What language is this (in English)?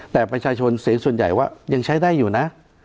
Thai